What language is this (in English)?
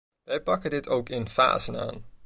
Dutch